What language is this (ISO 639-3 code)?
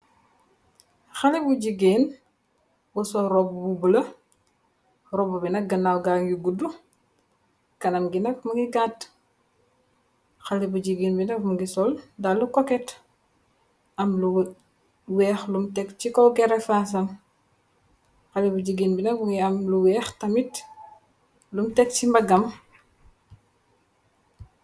wol